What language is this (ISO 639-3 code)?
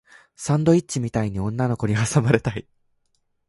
jpn